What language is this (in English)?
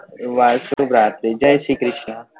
Gujarati